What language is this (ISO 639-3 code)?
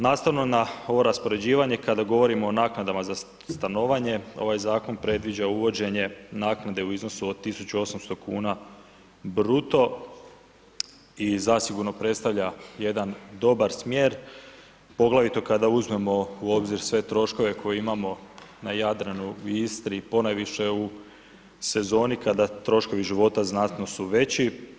hrv